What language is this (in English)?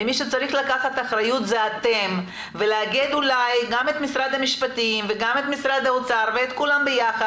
Hebrew